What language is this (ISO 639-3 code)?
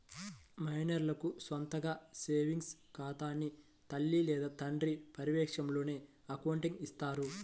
tel